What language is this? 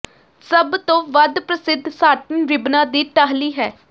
Punjabi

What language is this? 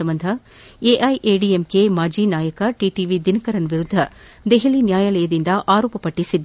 Kannada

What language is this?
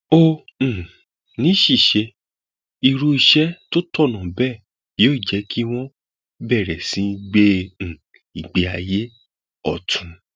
Yoruba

